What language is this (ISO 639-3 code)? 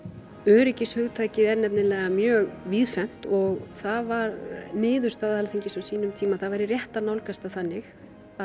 isl